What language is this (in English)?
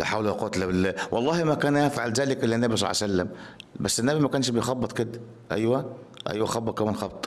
Arabic